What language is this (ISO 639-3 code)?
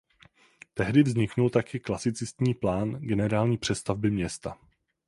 ces